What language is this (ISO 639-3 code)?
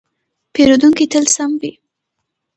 pus